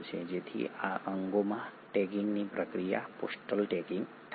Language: Gujarati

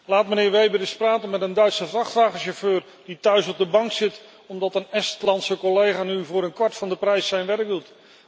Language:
Dutch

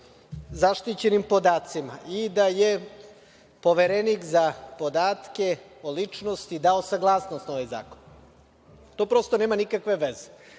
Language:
Serbian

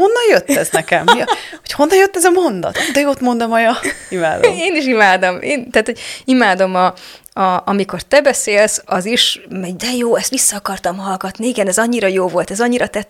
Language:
Hungarian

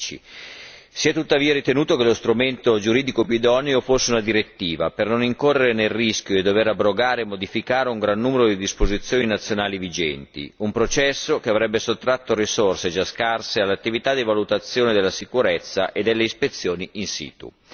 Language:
Italian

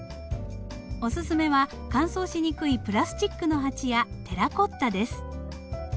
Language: Japanese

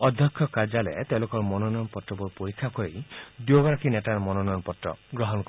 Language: Assamese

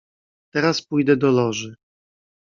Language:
Polish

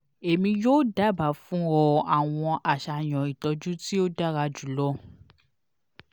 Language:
Yoruba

